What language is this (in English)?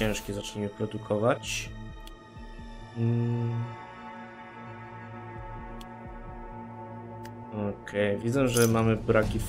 Polish